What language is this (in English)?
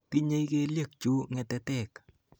Kalenjin